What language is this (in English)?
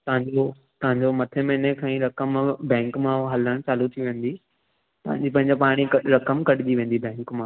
Sindhi